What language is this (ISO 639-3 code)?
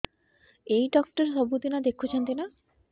ori